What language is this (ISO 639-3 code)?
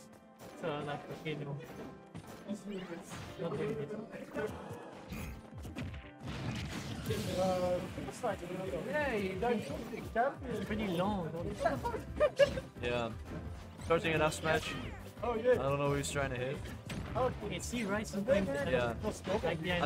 eng